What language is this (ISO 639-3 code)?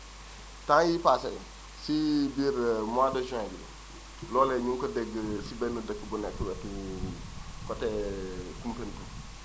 wol